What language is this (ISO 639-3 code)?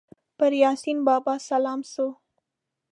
pus